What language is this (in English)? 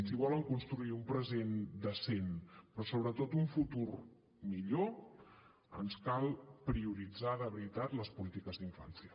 Catalan